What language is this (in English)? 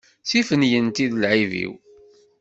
Kabyle